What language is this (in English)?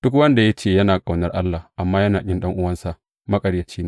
Hausa